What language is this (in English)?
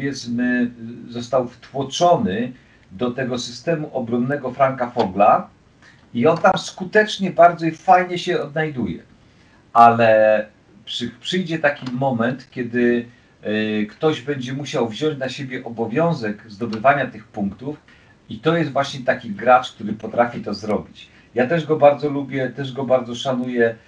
Polish